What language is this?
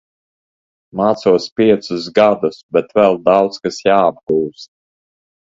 Latvian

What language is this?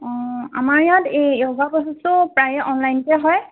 Assamese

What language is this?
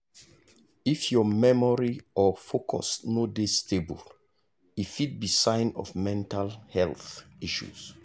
Nigerian Pidgin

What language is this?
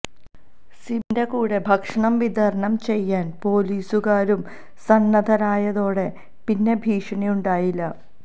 Malayalam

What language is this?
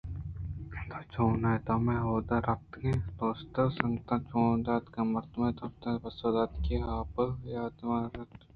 Eastern Balochi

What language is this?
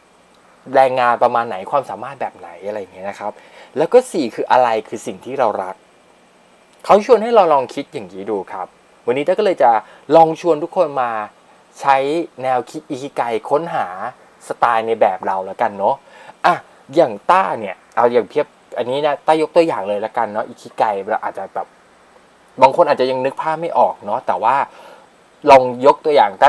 Thai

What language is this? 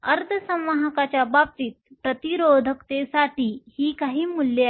Marathi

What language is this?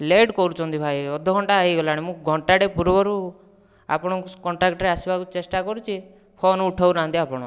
Odia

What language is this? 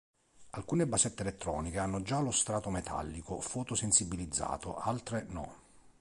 Italian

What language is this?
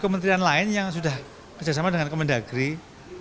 Indonesian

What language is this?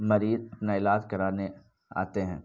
Urdu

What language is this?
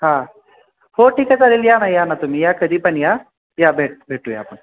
Marathi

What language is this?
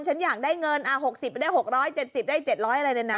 Thai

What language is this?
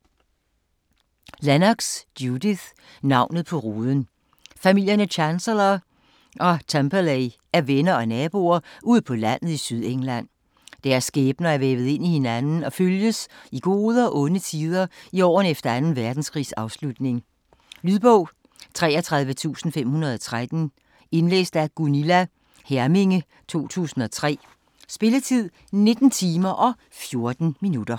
Danish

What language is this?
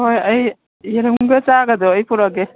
Manipuri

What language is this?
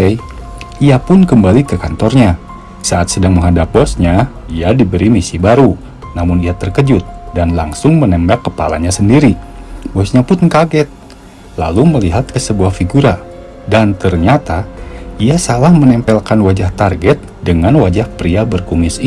Indonesian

